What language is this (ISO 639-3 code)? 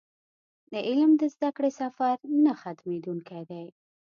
pus